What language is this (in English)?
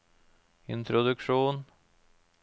Norwegian